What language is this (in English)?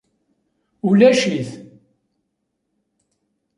Kabyle